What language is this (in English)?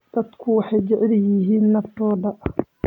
Somali